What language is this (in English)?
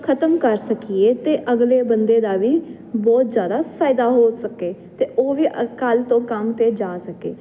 Punjabi